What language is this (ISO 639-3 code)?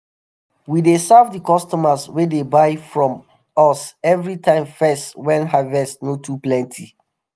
pcm